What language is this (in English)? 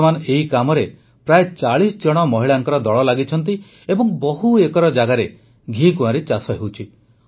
Odia